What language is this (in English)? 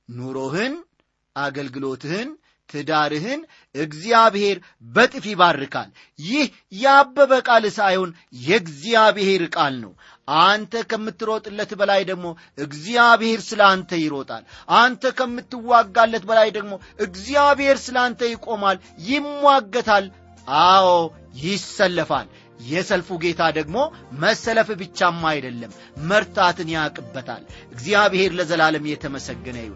Amharic